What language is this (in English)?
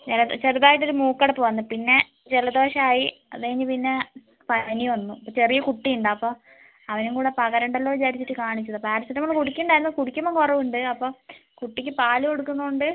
Malayalam